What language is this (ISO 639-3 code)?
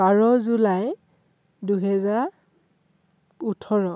asm